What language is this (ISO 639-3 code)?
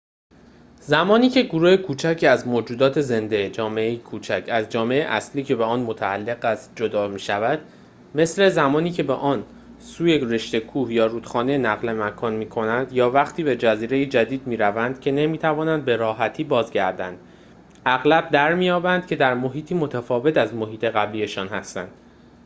fas